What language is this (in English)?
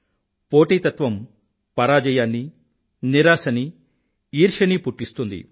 Telugu